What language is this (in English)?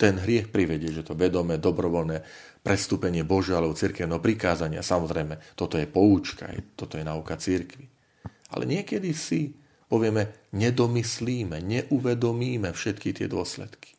Slovak